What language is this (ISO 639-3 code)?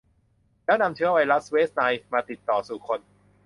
tha